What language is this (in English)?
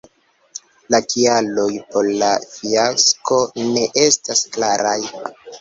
Esperanto